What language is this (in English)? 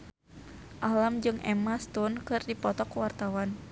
Sundanese